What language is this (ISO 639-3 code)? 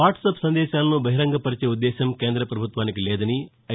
tel